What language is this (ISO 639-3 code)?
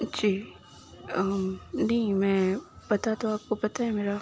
urd